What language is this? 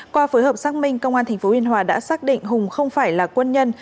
Vietnamese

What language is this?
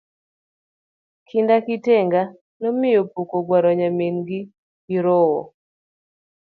Luo (Kenya and Tanzania)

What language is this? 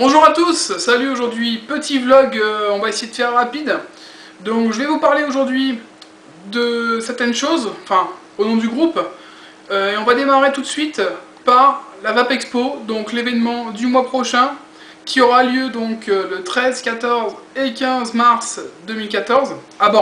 French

